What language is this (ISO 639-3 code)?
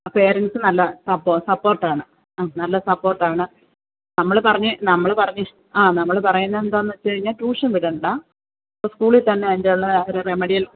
mal